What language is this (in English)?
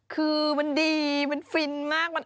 Thai